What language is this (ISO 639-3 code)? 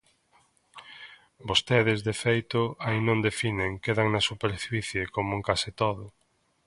glg